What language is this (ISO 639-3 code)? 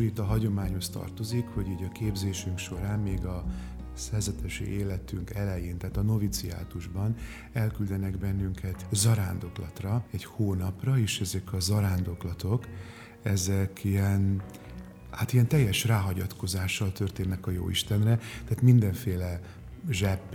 hun